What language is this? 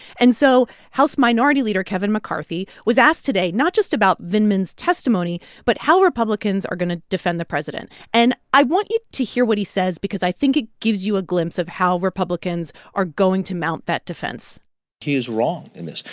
English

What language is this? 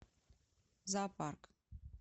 Russian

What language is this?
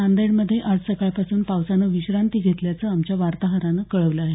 Marathi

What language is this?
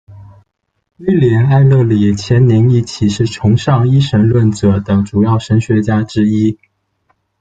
Chinese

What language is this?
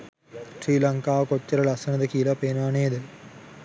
Sinhala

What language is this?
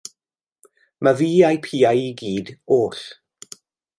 Welsh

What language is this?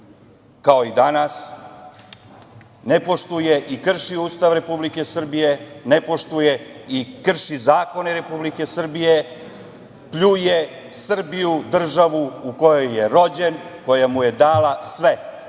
Serbian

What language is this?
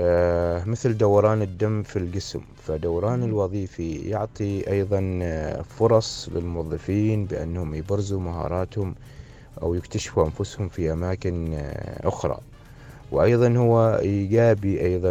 Arabic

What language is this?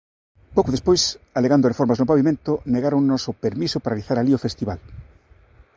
Galician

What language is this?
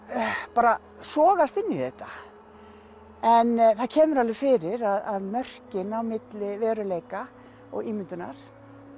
Icelandic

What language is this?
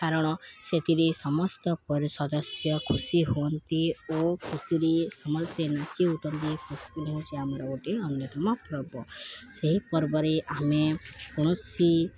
Odia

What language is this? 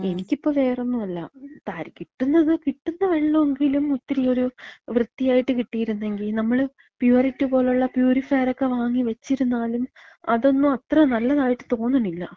Malayalam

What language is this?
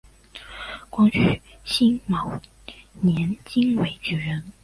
Chinese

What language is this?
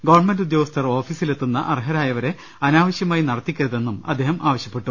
Malayalam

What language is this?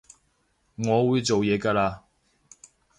Cantonese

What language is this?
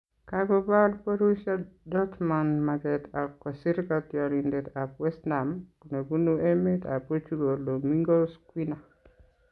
Kalenjin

